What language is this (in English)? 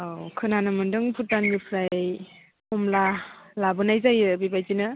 Bodo